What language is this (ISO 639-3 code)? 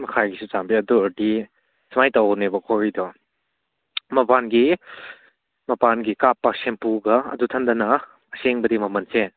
mni